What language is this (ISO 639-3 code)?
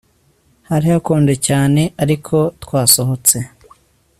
kin